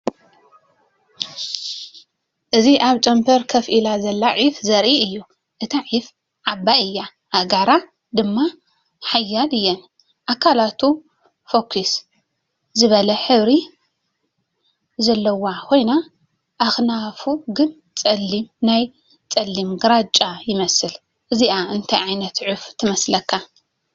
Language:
Tigrinya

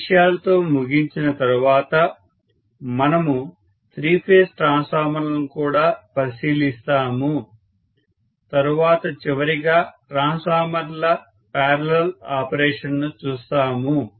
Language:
Telugu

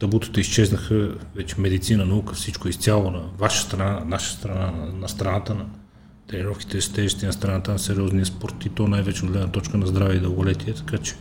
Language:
Bulgarian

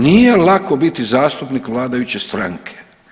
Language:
Croatian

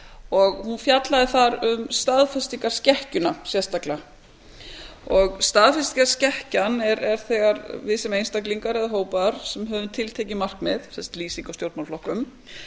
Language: Icelandic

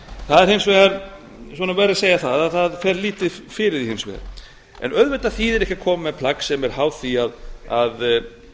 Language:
Icelandic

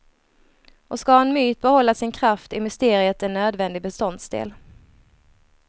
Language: Swedish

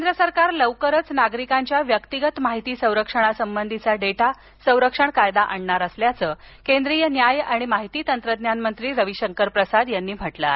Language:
Marathi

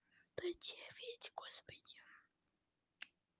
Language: Russian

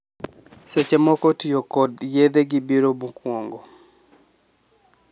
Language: Luo (Kenya and Tanzania)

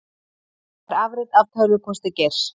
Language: Icelandic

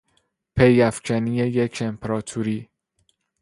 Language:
Persian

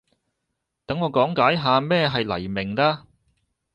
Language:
Cantonese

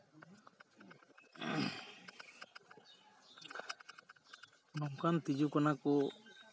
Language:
Santali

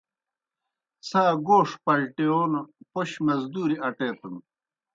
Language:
Kohistani Shina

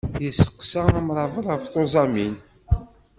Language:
Kabyle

